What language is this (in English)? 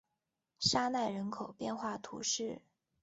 Chinese